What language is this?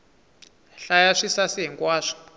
Tsonga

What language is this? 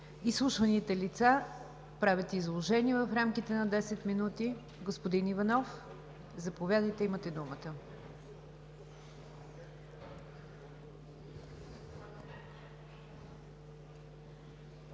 Bulgarian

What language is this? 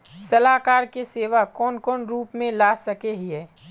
Magahi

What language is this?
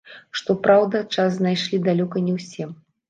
Belarusian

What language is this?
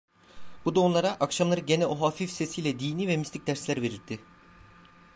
Turkish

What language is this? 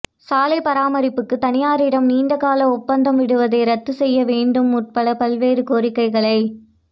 Tamil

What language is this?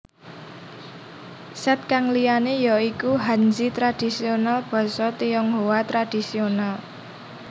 Javanese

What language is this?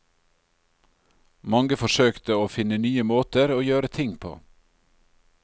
Norwegian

